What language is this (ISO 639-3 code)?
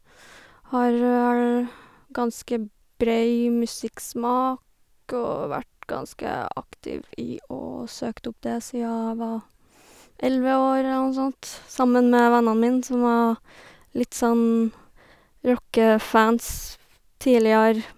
nor